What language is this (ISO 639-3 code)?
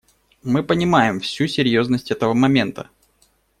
rus